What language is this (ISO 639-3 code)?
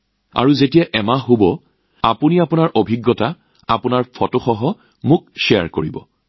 asm